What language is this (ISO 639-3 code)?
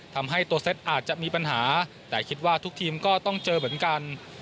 tha